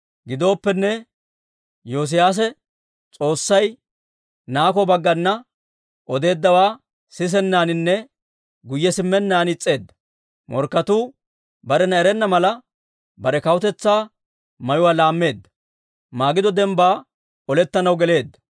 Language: Dawro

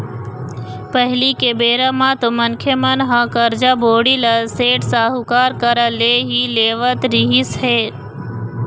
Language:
Chhattisgarhi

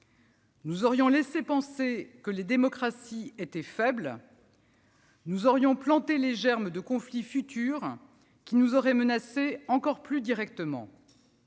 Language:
French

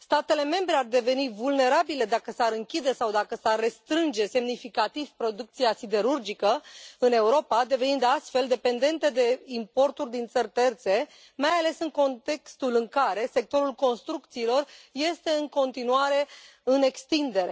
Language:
Romanian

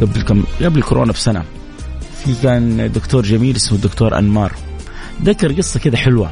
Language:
Arabic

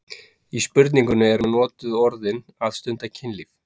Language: Icelandic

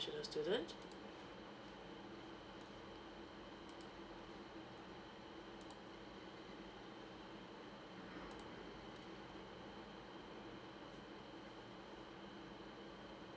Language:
English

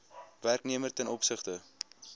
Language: Afrikaans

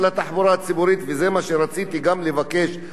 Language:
Hebrew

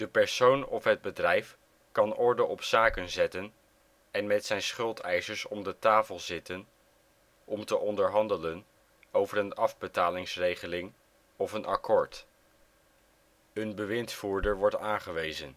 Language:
Dutch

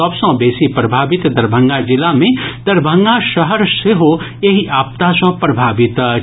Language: Maithili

